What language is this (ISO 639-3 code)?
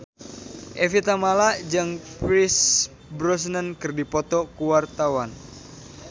sun